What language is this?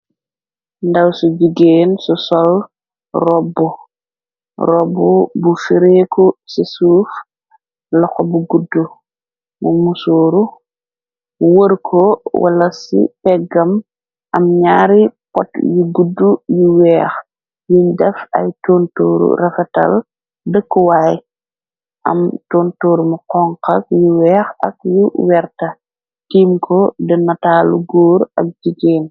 Wolof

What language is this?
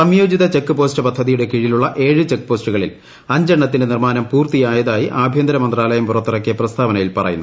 Malayalam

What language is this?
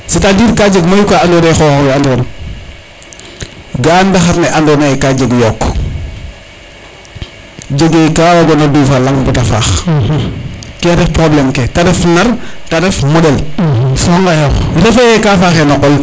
Serer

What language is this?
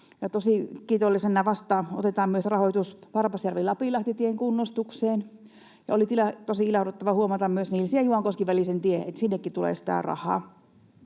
Finnish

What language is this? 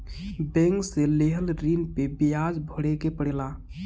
Bhojpuri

